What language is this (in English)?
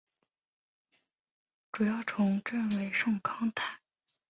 Chinese